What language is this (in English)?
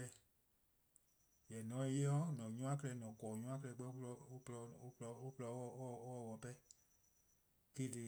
Eastern Krahn